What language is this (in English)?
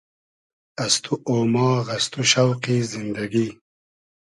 Hazaragi